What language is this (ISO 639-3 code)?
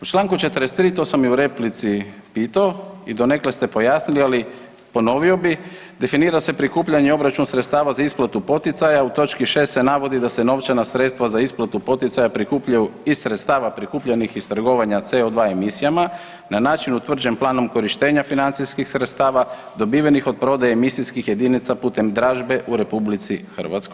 hrv